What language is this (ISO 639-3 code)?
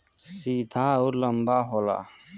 bho